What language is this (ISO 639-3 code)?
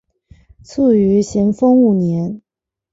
zho